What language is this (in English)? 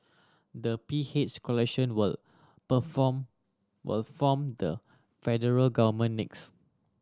English